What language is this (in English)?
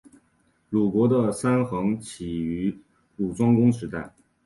Chinese